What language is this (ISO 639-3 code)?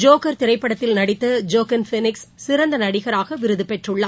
tam